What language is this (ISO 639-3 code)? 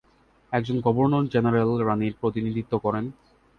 ben